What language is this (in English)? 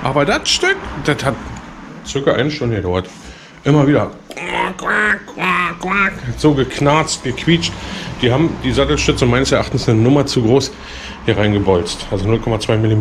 German